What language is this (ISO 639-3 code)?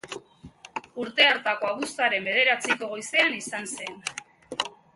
eus